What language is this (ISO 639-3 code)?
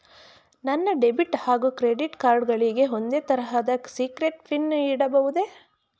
kan